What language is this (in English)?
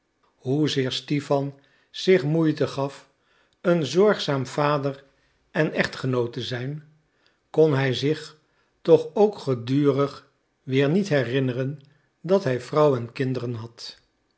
Dutch